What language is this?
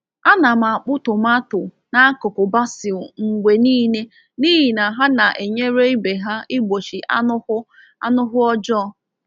Igbo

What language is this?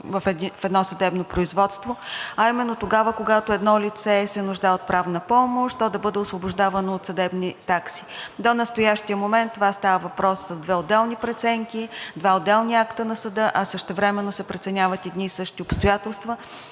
Bulgarian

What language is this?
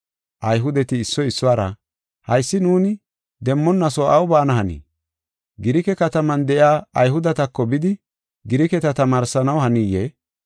Gofa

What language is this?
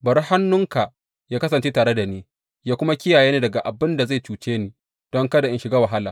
Hausa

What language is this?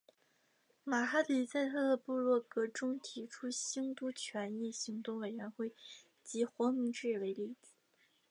Chinese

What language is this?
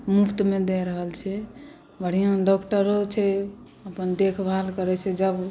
Maithili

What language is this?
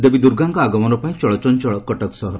Odia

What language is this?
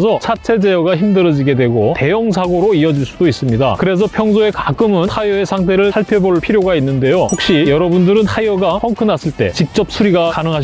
Korean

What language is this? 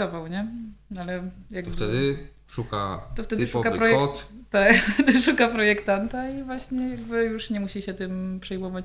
Polish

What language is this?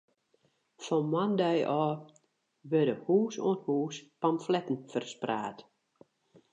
Western Frisian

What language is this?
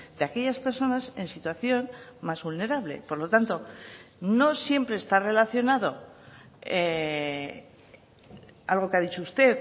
Spanish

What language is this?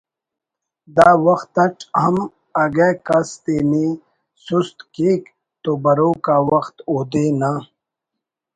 Brahui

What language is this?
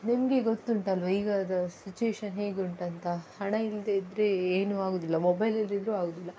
Kannada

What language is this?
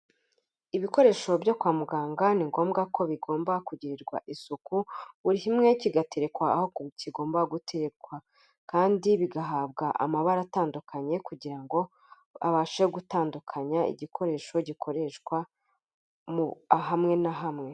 Kinyarwanda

